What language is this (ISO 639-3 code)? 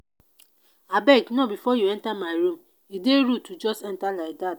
pcm